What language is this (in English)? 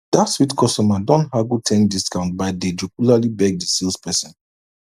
Nigerian Pidgin